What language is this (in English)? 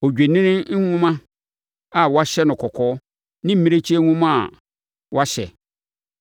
Akan